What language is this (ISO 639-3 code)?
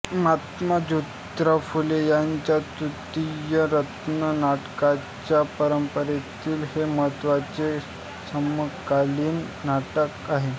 mar